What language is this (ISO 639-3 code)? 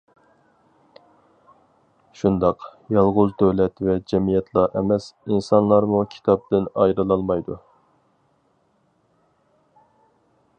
uig